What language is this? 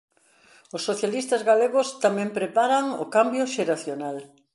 Galician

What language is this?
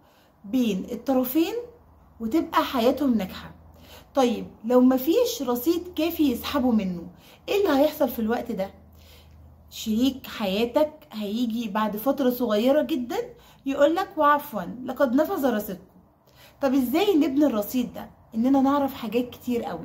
Arabic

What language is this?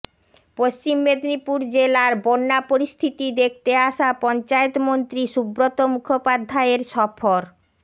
Bangla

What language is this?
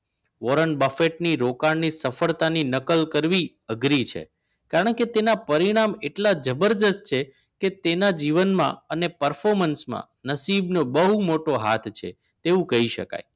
Gujarati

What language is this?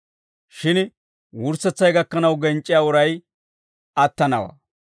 Dawro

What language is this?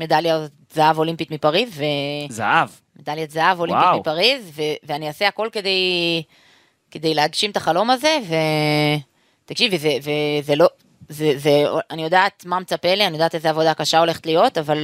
Hebrew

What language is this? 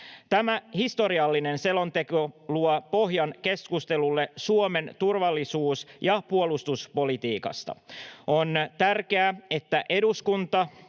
Finnish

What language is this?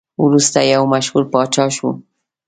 Pashto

